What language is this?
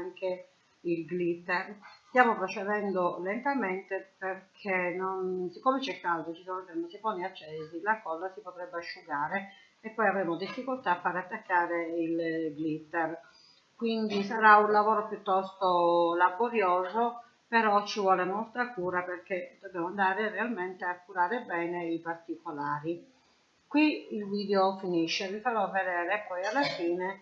Italian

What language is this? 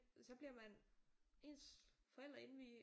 Danish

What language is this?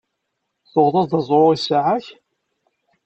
Kabyle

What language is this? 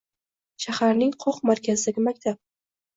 Uzbek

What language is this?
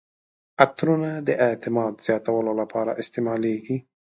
Pashto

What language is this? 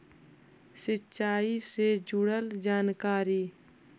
Magahi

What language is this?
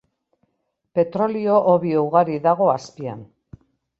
Basque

